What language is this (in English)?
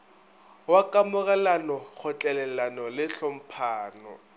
Northern Sotho